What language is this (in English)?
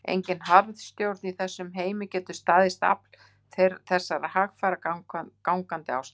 Icelandic